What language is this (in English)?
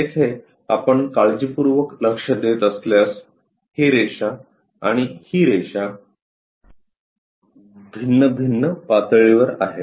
Marathi